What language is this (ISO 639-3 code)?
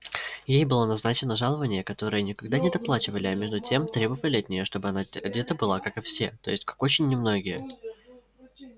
rus